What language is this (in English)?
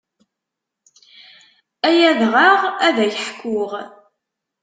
Kabyle